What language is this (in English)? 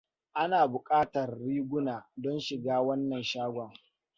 Hausa